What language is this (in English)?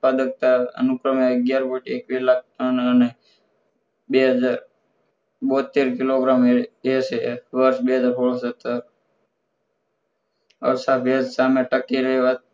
Gujarati